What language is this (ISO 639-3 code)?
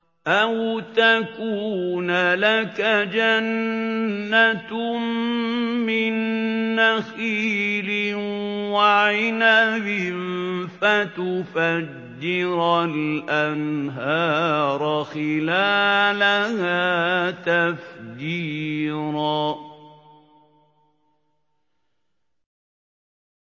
ara